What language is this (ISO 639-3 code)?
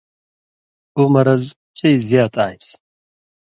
mvy